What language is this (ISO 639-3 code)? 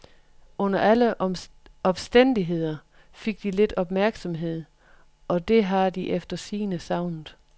dan